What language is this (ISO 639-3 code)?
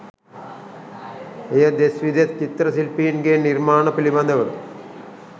sin